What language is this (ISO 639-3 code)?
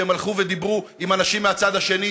heb